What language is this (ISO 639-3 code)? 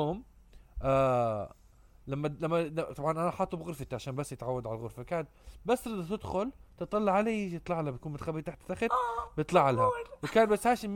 ara